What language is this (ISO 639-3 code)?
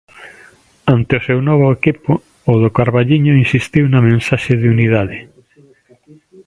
glg